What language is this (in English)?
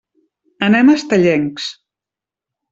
Catalan